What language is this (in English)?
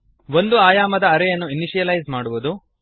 Kannada